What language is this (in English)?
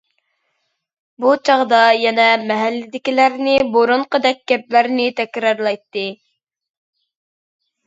Uyghur